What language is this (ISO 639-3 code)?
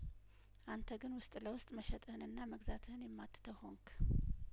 amh